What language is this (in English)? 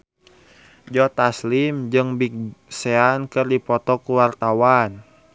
Sundanese